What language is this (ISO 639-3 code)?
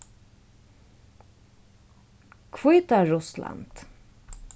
fao